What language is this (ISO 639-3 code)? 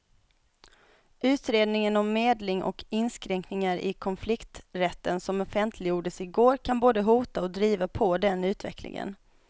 swe